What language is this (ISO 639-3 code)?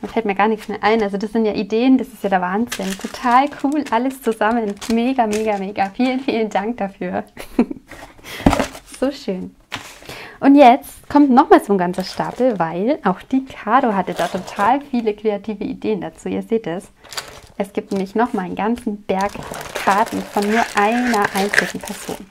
deu